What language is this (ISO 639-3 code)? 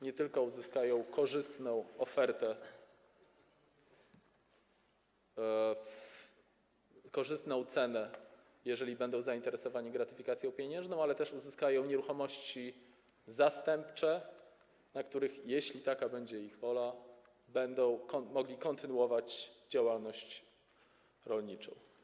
pol